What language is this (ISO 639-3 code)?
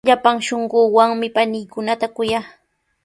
qws